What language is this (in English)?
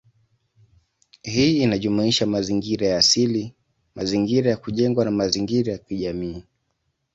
Swahili